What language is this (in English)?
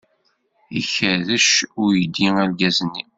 Kabyle